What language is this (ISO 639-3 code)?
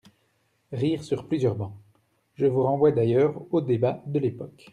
fra